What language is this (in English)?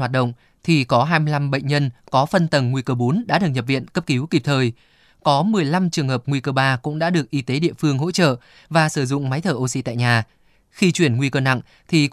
Vietnamese